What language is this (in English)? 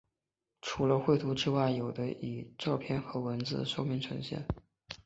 Chinese